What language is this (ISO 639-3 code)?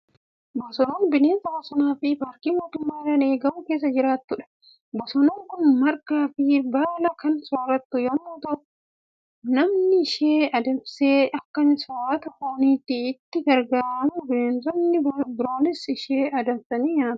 orm